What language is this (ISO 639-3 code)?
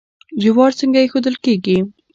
pus